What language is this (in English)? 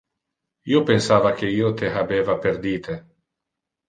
Interlingua